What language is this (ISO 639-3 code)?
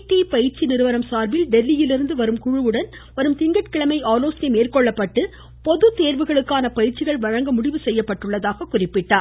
tam